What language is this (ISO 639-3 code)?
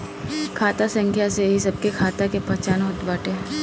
bho